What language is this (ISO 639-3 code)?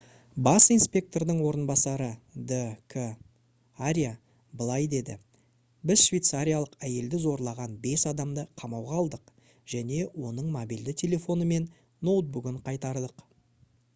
kaz